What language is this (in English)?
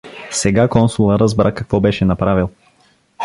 Bulgarian